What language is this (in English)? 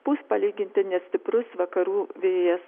Lithuanian